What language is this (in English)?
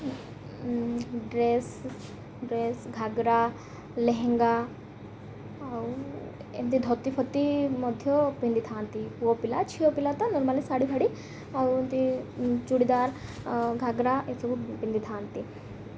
Odia